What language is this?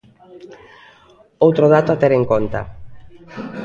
Galician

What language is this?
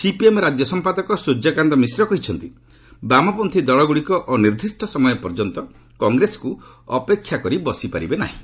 Odia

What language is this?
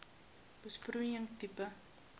Afrikaans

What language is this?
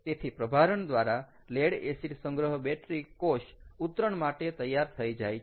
Gujarati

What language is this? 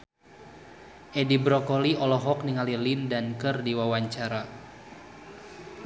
Sundanese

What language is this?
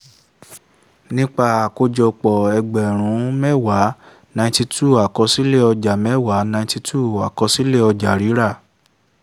Yoruba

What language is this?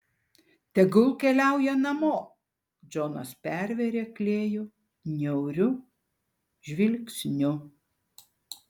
Lithuanian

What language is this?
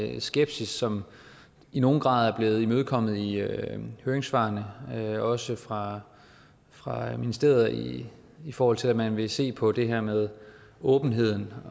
Danish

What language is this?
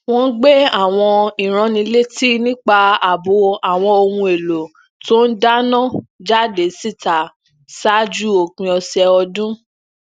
Yoruba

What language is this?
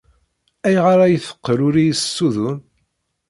Kabyle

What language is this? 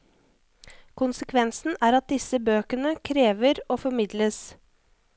Norwegian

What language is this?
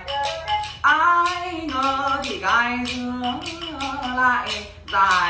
Vietnamese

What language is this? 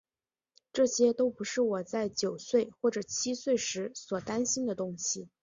Chinese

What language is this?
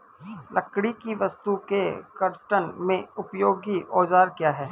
Hindi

